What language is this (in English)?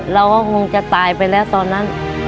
Thai